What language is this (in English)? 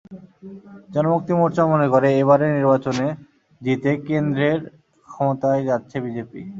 Bangla